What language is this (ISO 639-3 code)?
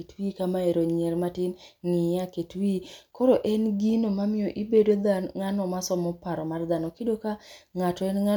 luo